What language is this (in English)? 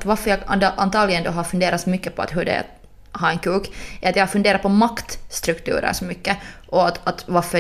Swedish